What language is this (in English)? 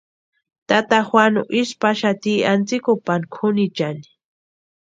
Western Highland Purepecha